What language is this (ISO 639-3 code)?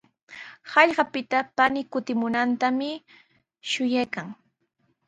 qws